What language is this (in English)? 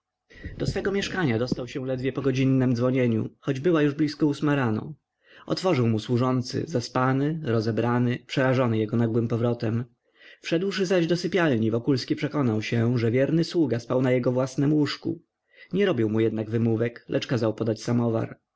Polish